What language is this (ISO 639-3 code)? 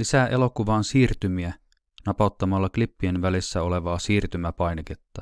fin